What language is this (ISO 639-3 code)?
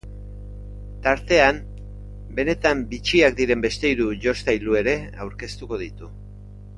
eus